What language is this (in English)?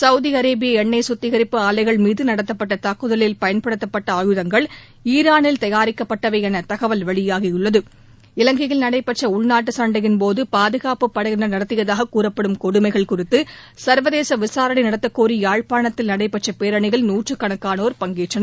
Tamil